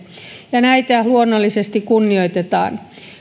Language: Finnish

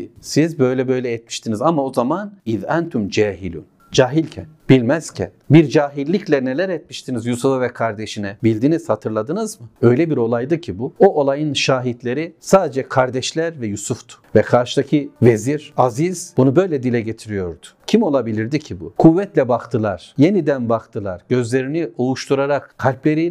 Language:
Turkish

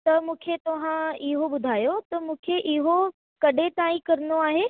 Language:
Sindhi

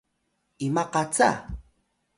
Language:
Atayal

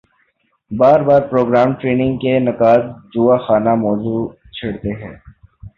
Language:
Urdu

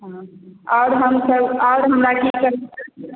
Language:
Maithili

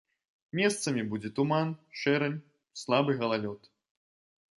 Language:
Belarusian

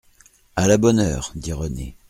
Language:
French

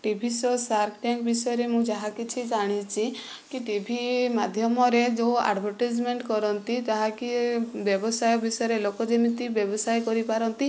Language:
Odia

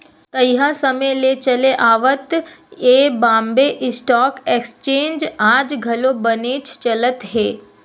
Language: Chhattisgarhi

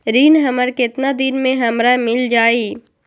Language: Magahi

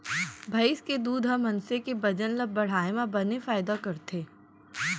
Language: Chhattisgarhi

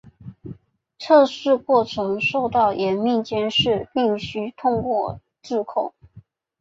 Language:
Chinese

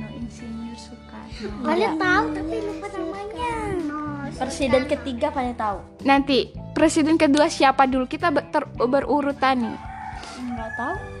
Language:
Indonesian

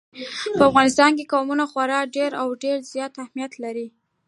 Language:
Pashto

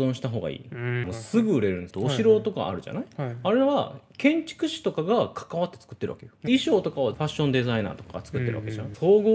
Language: Japanese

